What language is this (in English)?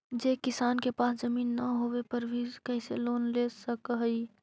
Magahi